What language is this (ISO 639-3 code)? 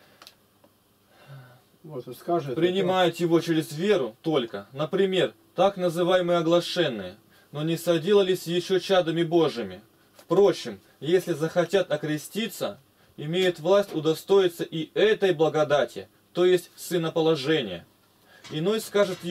rus